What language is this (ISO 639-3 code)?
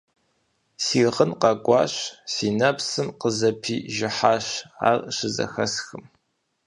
kbd